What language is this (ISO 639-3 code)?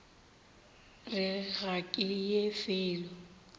nso